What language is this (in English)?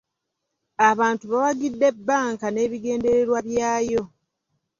Ganda